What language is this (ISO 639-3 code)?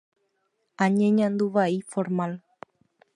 grn